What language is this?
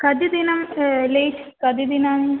Sanskrit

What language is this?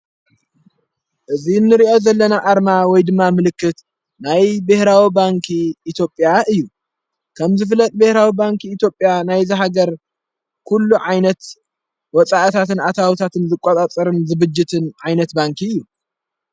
Tigrinya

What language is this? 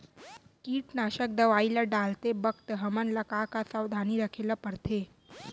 Chhattisgarhi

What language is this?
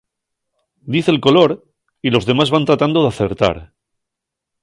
Asturian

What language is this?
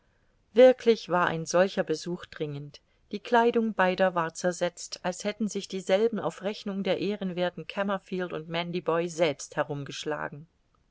German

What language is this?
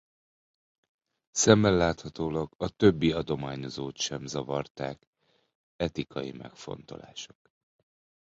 Hungarian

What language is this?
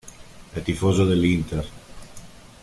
Italian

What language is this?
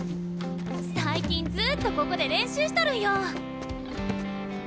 Japanese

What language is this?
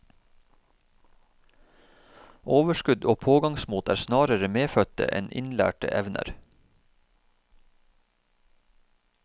Norwegian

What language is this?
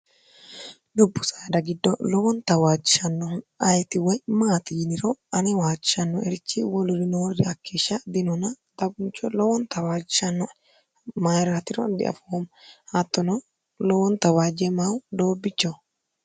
Sidamo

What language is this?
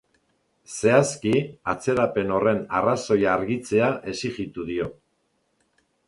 Basque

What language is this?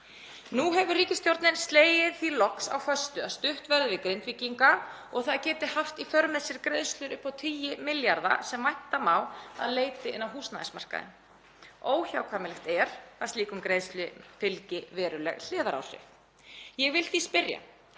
Icelandic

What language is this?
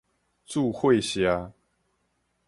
Min Nan Chinese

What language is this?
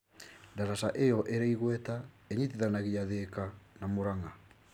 Kikuyu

